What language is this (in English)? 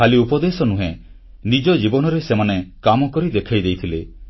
Odia